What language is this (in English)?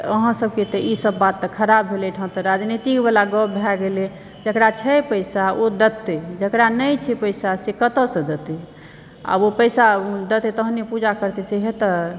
Maithili